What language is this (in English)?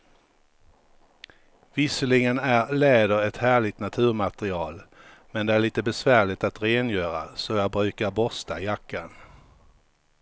Swedish